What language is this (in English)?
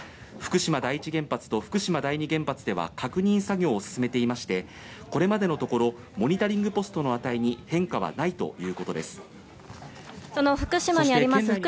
Japanese